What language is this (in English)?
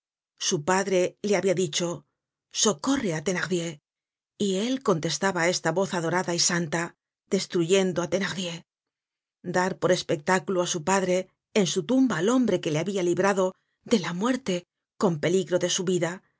Spanish